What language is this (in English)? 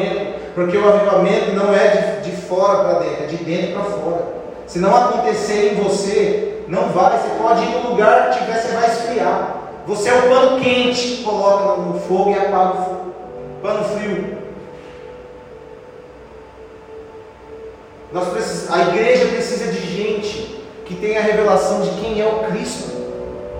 Portuguese